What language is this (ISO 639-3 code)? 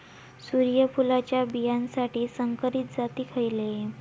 mar